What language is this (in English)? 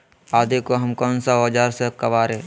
Magahi